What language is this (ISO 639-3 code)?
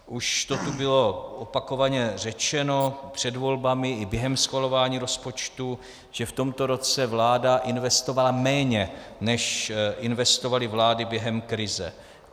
ces